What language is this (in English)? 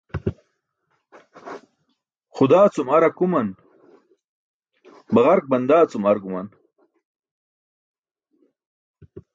Burushaski